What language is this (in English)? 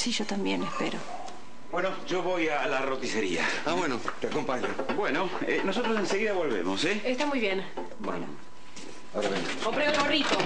Spanish